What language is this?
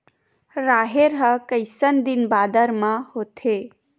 Chhattisgarhi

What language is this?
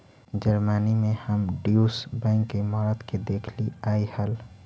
Magahi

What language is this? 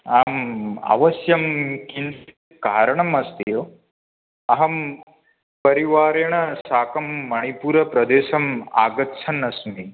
Sanskrit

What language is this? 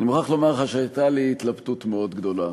Hebrew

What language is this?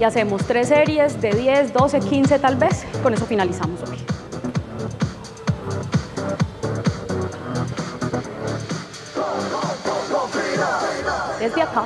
Spanish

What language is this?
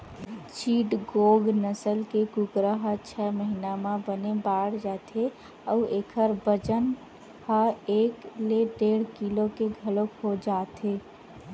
Chhattisgarhi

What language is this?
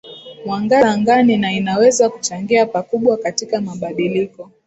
Swahili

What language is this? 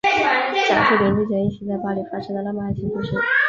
Chinese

